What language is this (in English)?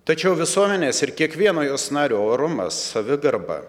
Lithuanian